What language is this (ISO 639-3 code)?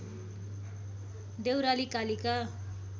nep